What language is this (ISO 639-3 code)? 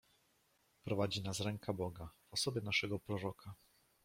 pol